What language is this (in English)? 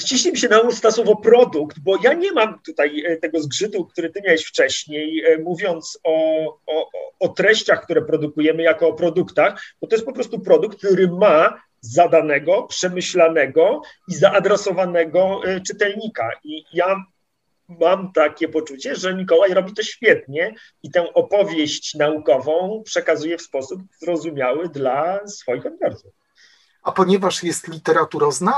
Polish